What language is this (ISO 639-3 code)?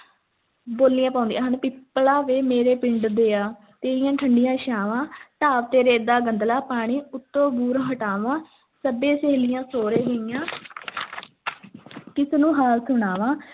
pan